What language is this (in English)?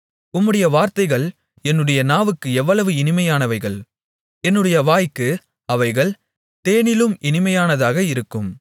Tamil